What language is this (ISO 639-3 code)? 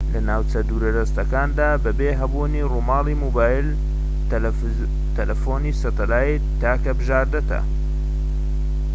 ckb